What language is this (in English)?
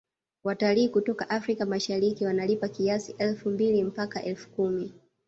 Swahili